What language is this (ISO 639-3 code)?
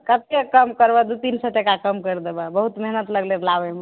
mai